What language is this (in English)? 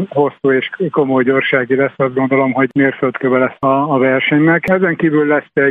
Hungarian